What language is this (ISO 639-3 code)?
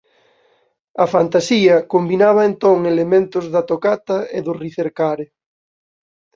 glg